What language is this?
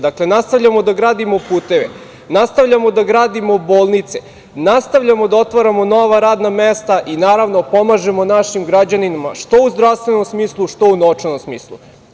Serbian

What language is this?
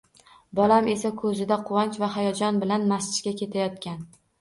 Uzbek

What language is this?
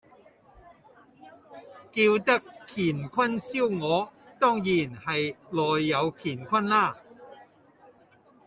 Cantonese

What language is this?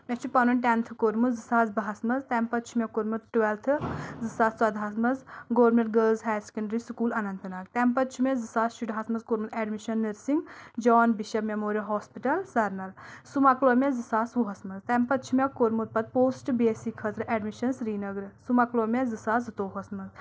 Kashmiri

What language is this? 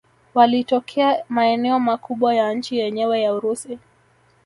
Swahili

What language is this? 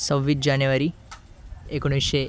Marathi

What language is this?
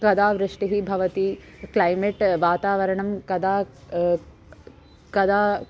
Sanskrit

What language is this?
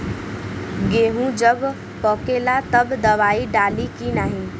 Bhojpuri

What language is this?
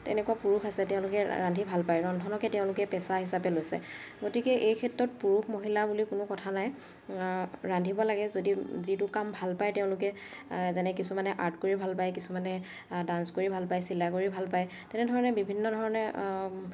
Assamese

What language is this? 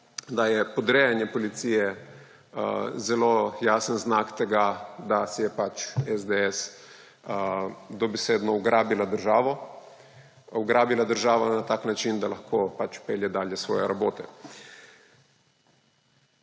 Slovenian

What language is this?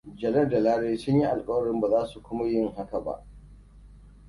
Hausa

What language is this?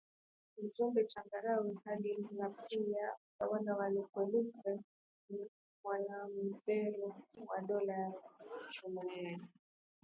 Swahili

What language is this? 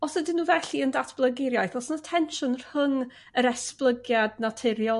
Welsh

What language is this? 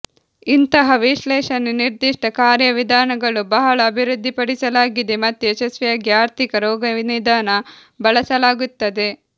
Kannada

